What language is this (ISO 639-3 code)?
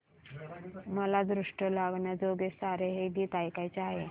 mar